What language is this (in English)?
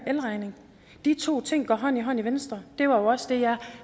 Danish